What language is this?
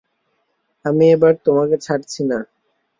Bangla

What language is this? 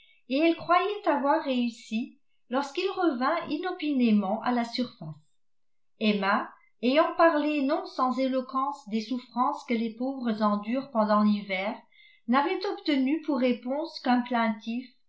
French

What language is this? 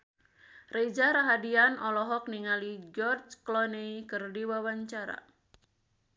Sundanese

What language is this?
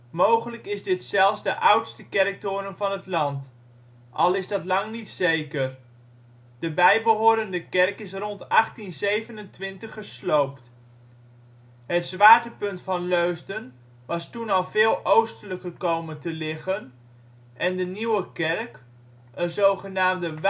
Dutch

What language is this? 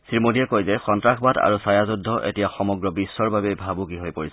Assamese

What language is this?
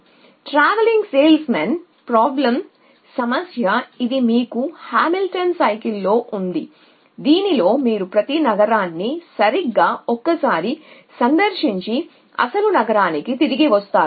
Telugu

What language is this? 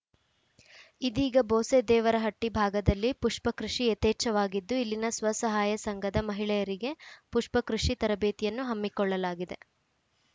Kannada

